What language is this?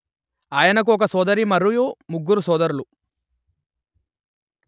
Telugu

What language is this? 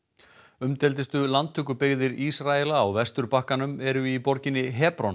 Icelandic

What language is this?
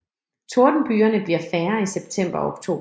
Danish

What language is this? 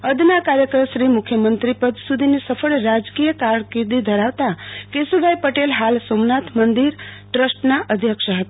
Gujarati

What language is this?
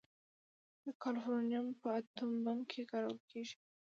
Pashto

